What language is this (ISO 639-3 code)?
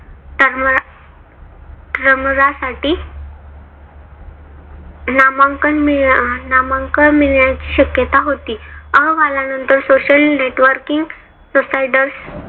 mar